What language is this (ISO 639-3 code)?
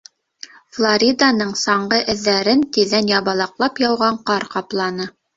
bak